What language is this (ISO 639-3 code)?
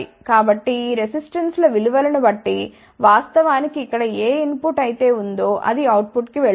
tel